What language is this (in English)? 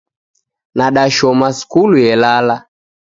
Taita